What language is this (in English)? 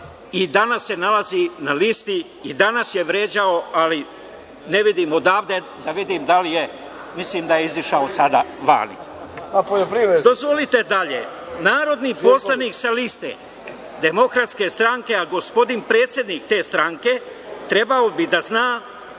Serbian